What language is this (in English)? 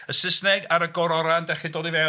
Welsh